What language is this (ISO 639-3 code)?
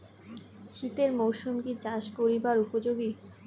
ben